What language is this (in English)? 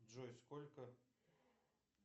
Russian